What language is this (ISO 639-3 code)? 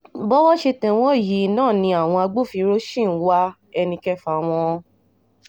yor